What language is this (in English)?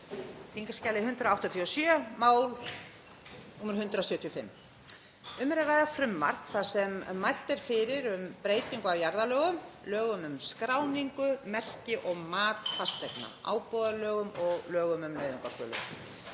Icelandic